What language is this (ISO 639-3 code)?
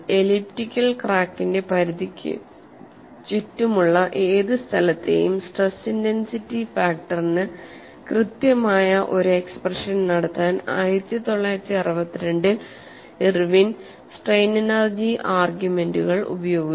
mal